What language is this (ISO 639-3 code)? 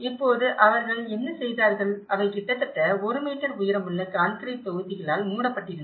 tam